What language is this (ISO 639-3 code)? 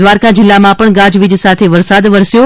guj